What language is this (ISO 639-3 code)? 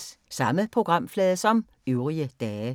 dan